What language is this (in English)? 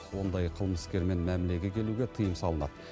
Kazakh